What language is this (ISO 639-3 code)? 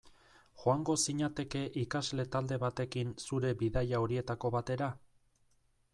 eus